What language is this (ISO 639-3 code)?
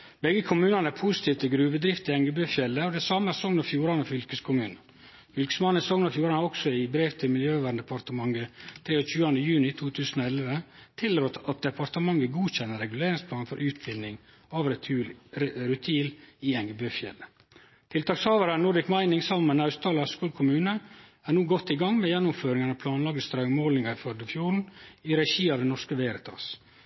nno